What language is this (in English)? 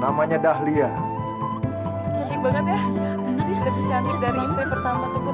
Indonesian